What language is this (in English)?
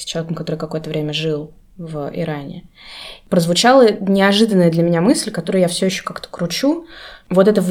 Russian